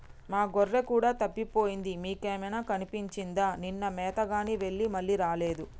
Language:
Telugu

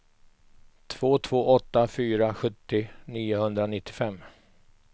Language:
Swedish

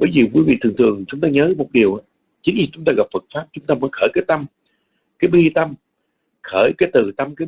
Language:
Vietnamese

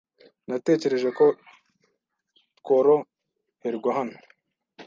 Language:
Kinyarwanda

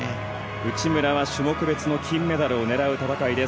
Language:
Japanese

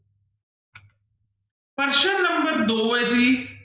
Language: Punjabi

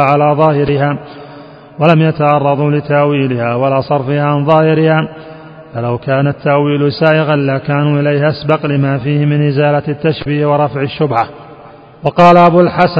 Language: Arabic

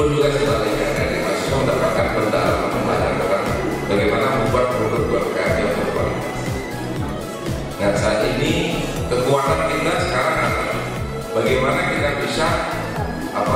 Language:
Indonesian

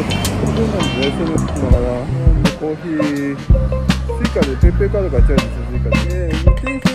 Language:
Japanese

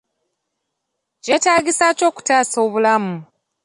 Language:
Ganda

